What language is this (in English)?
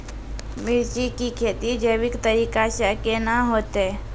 Maithili